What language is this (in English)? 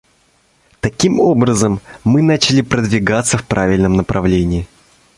Russian